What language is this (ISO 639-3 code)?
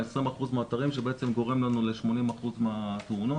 heb